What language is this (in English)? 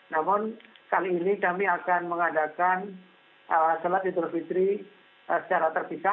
Indonesian